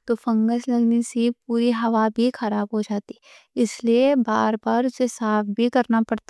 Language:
Deccan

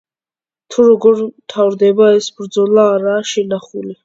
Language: Georgian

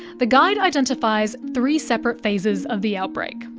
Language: English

